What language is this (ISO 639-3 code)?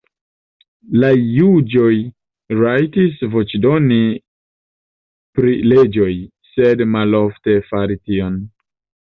epo